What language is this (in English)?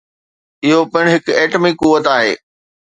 Sindhi